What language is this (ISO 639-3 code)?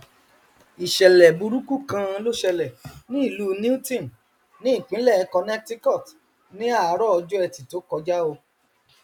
yor